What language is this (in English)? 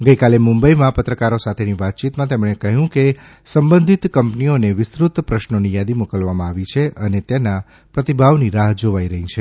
Gujarati